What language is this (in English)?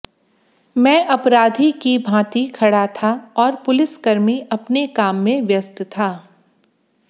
Hindi